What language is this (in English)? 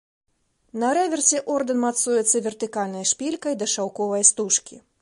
Belarusian